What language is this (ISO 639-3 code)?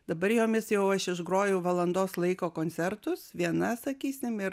lit